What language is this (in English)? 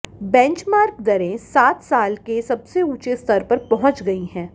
Hindi